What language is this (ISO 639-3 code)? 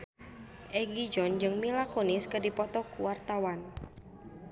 sun